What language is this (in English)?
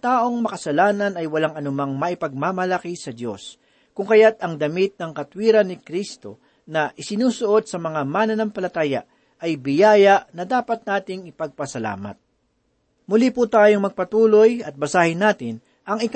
Filipino